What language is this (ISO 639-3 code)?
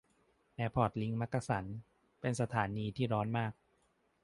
tha